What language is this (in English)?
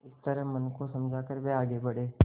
Hindi